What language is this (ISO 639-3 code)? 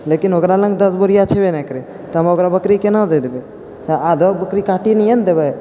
mai